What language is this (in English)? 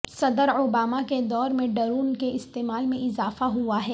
Urdu